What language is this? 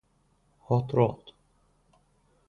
Azerbaijani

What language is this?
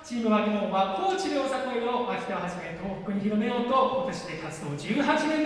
Japanese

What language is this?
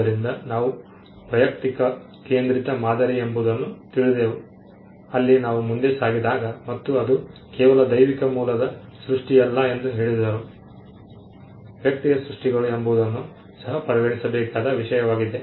Kannada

